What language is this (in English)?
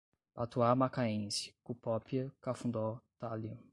Portuguese